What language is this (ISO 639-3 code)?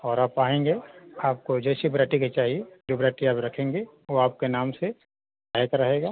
hin